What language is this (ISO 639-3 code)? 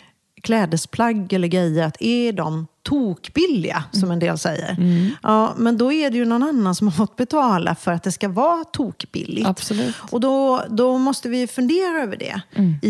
swe